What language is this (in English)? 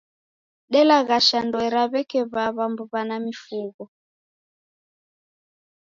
Taita